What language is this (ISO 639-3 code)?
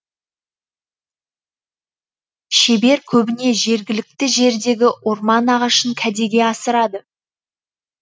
kaz